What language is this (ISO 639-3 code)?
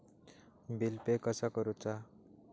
mar